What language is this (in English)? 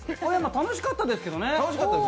Japanese